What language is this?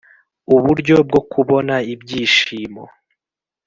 Kinyarwanda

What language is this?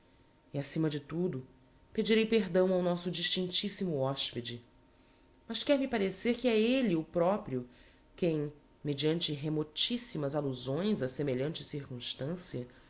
Portuguese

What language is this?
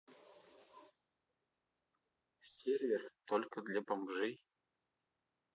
Russian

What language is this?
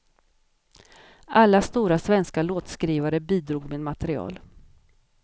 Swedish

